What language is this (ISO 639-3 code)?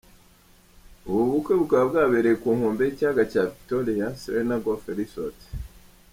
kin